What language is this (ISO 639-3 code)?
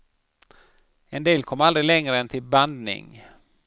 swe